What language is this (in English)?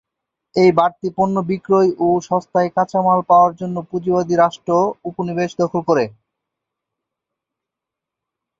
Bangla